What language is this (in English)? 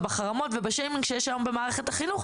Hebrew